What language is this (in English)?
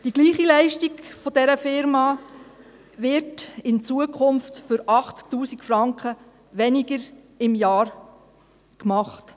Swiss German